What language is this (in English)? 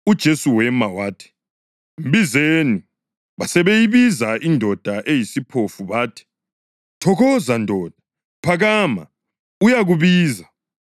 North Ndebele